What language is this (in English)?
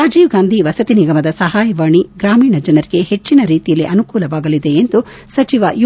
Kannada